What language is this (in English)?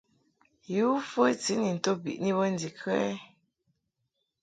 Mungaka